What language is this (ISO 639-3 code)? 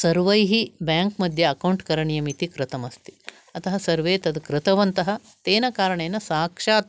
san